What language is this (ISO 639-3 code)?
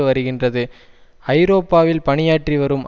tam